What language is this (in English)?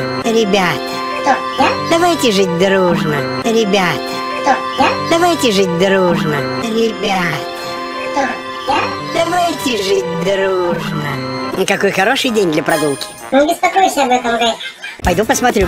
Russian